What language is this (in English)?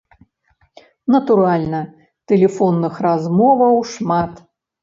Belarusian